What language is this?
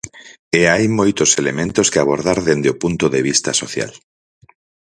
Galician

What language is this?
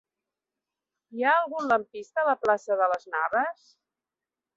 Catalan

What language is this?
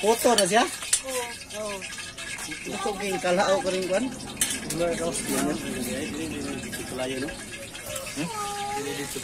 Indonesian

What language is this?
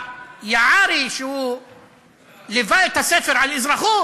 Hebrew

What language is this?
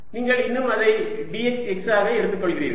Tamil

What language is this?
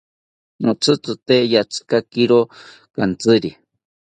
South Ucayali Ashéninka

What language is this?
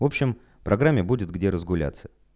Russian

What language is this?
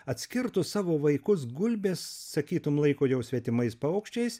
Lithuanian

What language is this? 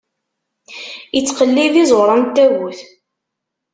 Kabyle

